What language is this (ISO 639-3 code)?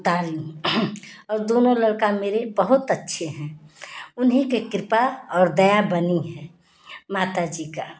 hin